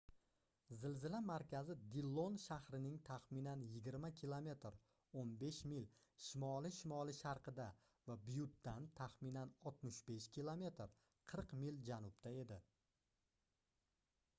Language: Uzbek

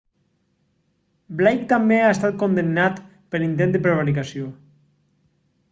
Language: Catalan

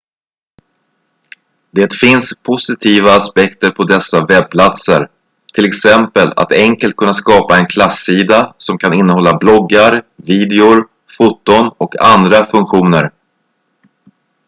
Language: Swedish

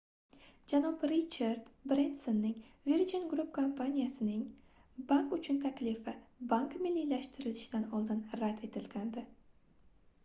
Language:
Uzbek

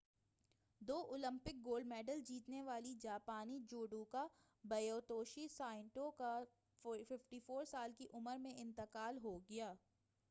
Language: Urdu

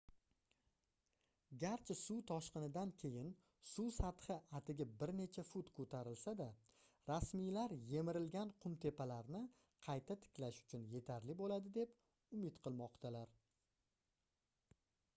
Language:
Uzbek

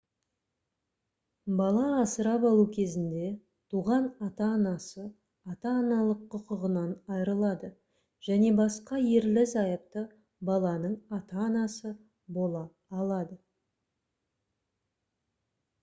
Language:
Kazakh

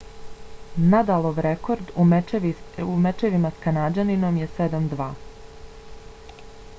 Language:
Bosnian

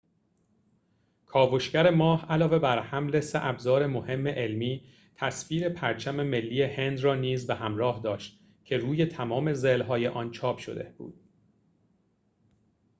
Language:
Persian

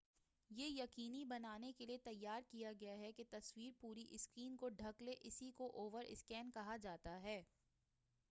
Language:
Urdu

